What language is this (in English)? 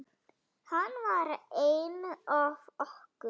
Icelandic